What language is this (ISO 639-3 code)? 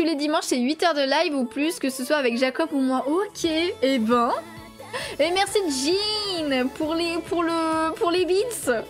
fra